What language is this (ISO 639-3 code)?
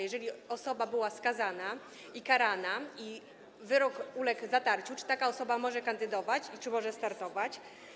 pol